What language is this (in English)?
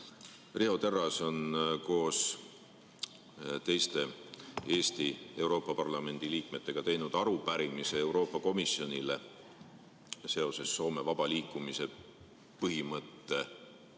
Estonian